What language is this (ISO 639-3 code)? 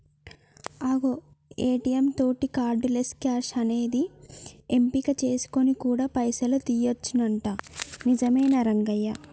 tel